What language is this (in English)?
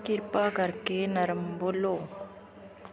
Punjabi